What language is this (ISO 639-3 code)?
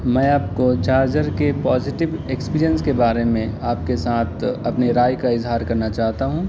urd